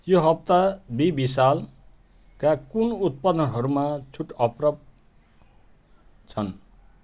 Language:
Nepali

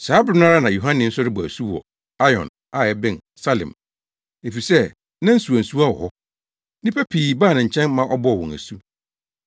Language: Akan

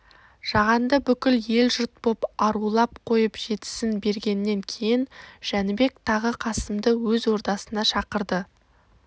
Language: Kazakh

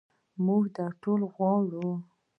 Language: Pashto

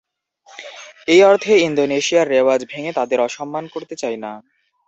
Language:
Bangla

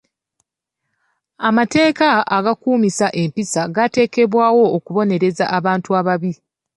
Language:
Ganda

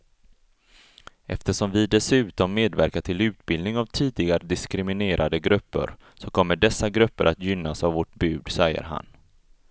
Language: Swedish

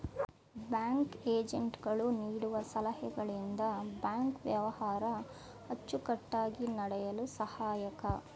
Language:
Kannada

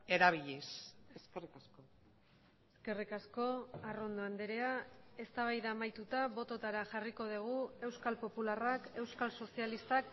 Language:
Basque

